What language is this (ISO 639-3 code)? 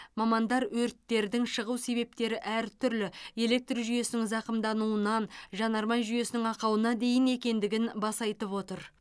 kaz